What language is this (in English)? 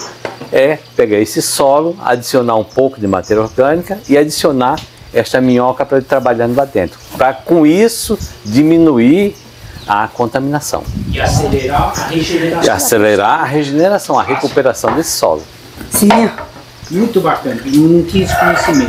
Portuguese